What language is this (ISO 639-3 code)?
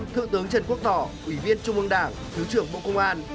vie